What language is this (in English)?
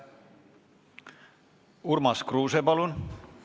Estonian